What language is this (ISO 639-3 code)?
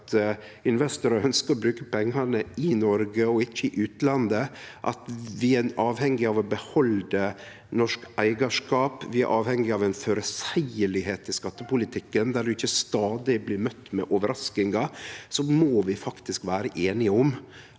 nor